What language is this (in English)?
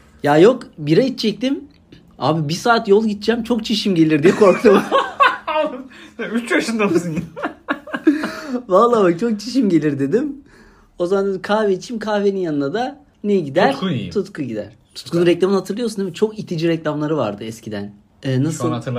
Turkish